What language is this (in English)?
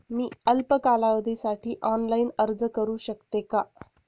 Marathi